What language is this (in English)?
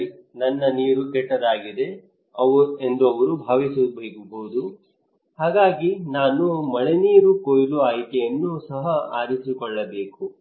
Kannada